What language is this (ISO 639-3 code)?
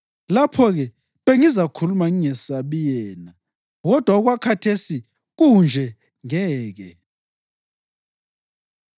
nde